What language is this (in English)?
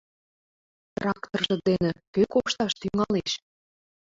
Mari